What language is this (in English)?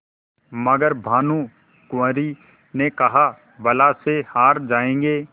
Hindi